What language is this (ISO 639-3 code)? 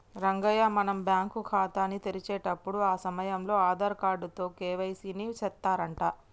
tel